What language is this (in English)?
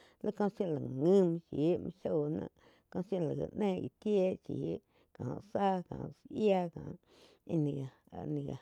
Quiotepec Chinantec